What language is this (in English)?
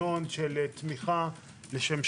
Hebrew